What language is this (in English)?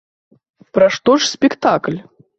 Belarusian